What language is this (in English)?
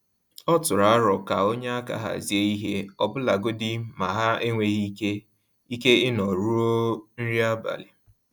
Igbo